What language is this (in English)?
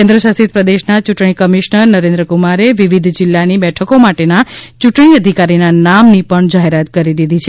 Gujarati